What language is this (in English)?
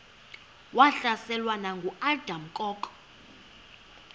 Xhosa